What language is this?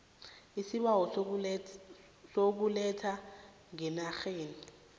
South Ndebele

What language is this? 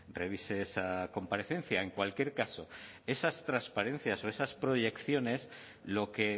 Spanish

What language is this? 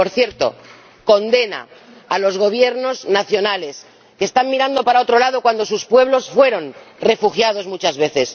Spanish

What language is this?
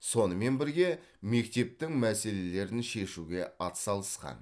Kazakh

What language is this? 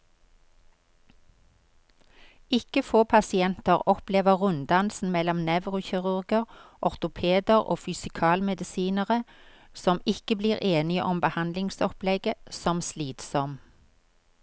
Norwegian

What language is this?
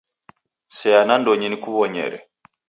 Taita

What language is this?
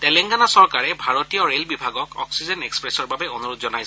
Assamese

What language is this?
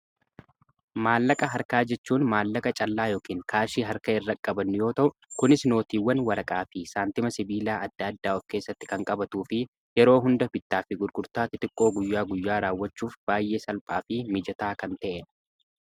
Oromo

